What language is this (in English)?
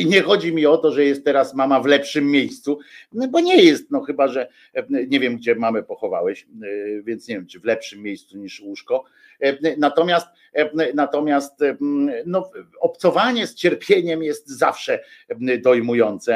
Polish